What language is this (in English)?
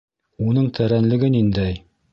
Bashkir